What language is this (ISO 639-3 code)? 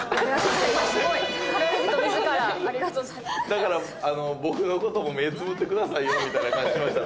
jpn